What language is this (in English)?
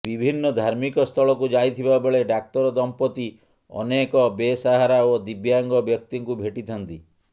Odia